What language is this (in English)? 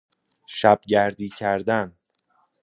Persian